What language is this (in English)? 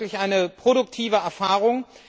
German